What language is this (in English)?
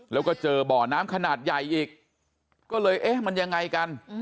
Thai